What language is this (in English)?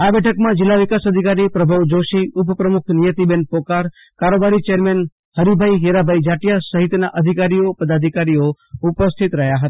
Gujarati